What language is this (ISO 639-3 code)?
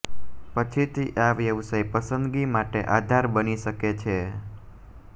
guj